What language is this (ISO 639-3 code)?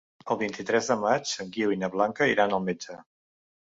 cat